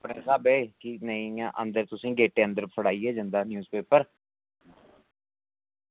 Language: Dogri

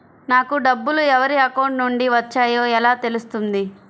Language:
Telugu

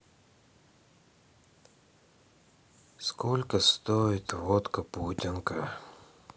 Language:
Russian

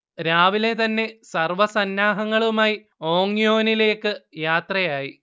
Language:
Malayalam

